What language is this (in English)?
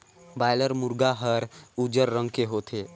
Chhattisgarhi